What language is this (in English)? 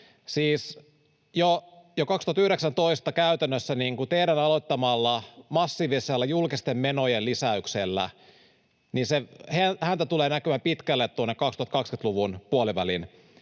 Finnish